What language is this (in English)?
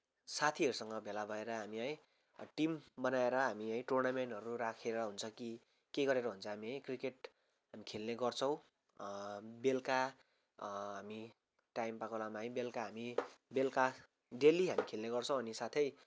Nepali